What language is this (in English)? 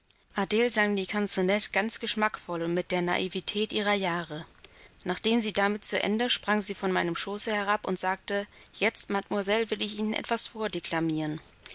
German